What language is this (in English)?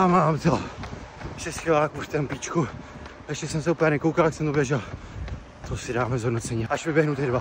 Czech